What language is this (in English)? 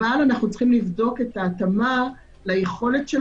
Hebrew